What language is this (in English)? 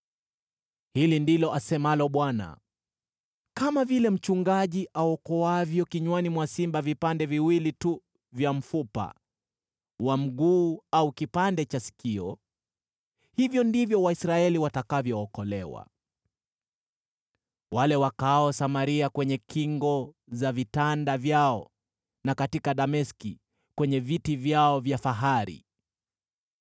Swahili